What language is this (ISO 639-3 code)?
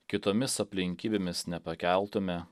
lit